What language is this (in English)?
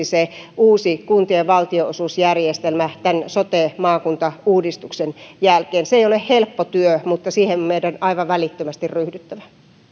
Finnish